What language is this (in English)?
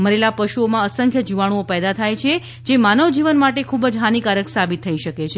Gujarati